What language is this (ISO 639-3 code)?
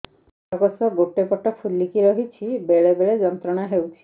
ori